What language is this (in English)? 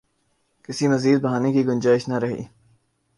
Urdu